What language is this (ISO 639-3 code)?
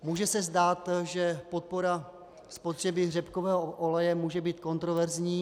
ces